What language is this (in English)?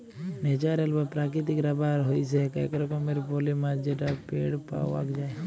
Bangla